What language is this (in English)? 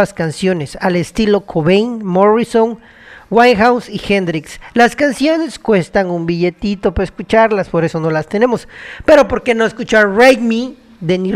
Spanish